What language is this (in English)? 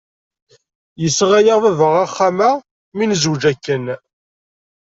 Kabyle